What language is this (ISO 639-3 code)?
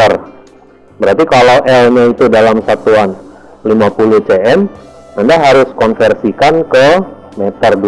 ind